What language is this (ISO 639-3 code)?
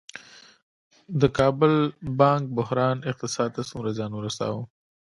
pus